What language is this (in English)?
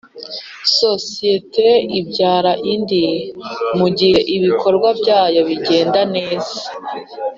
Kinyarwanda